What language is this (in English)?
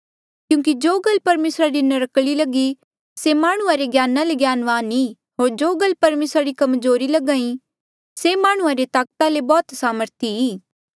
Mandeali